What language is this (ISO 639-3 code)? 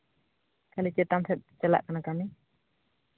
sat